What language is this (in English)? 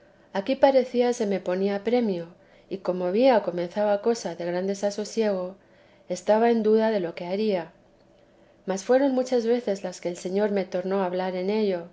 Spanish